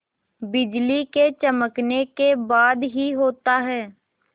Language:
Hindi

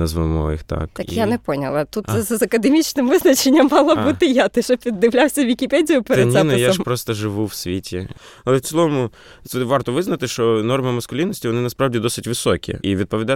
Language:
Ukrainian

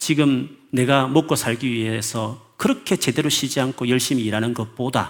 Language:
Korean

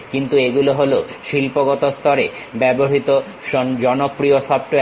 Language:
Bangla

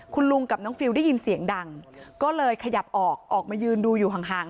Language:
Thai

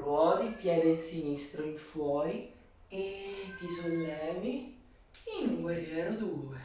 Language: Italian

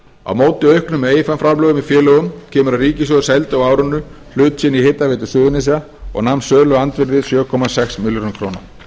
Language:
Icelandic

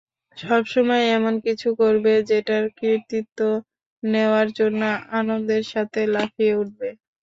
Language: Bangla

